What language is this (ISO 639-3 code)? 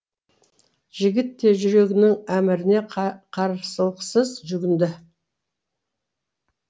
kaz